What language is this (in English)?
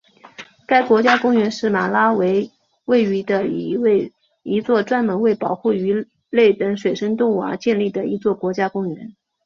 Chinese